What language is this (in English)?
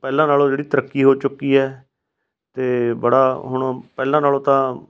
Punjabi